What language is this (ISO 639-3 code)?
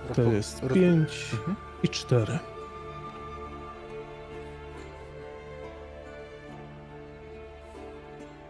pol